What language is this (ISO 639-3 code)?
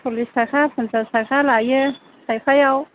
brx